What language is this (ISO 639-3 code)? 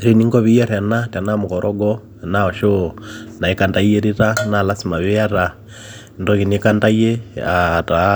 mas